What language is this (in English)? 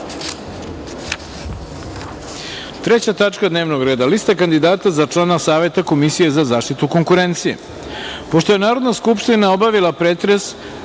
Serbian